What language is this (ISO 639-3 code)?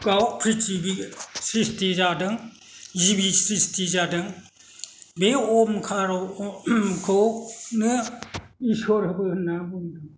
brx